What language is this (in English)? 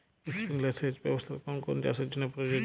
Bangla